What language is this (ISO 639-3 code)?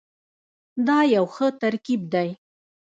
pus